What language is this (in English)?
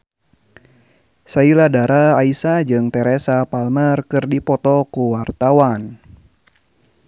Sundanese